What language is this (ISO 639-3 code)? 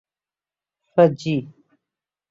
urd